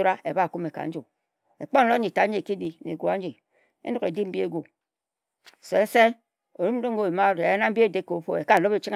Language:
Ejagham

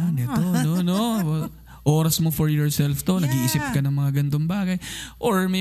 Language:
Filipino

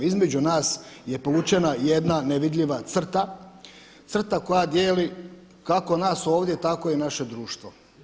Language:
Croatian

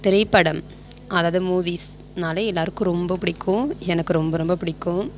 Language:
Tamil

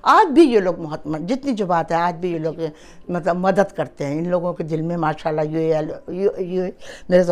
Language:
Urdu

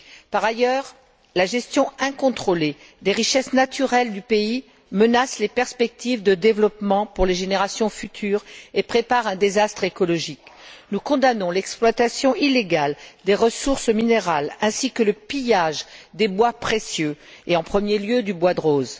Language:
French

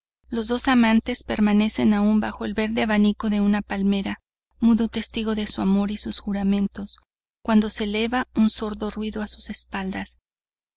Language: Spanish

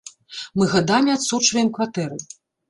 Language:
Belarusian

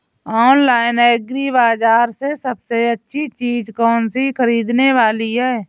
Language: Hindi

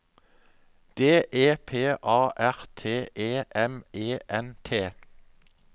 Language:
Norwegian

